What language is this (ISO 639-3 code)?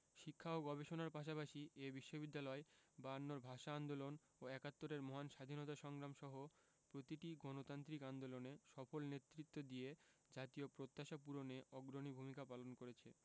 ben